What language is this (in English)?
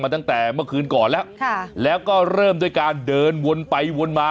Thai